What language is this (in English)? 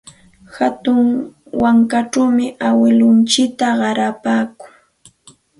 Santa Ana de Tusi Pasco Quechua